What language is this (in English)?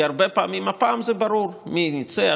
Hebrew